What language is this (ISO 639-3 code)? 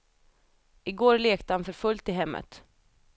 swe